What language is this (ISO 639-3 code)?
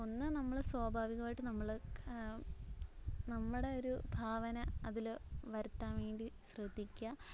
mal